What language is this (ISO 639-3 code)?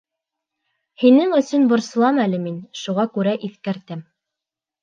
bak